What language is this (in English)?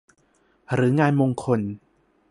Thai